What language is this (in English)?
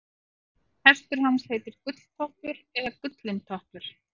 Icelandic